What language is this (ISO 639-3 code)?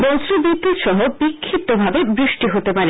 ben